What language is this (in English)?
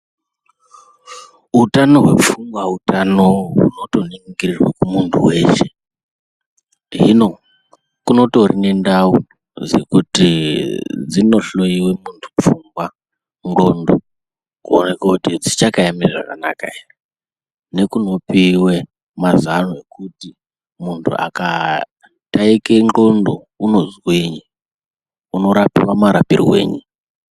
Ndau